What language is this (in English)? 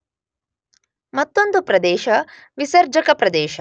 Kannada